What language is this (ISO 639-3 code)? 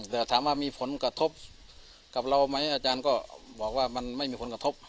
tha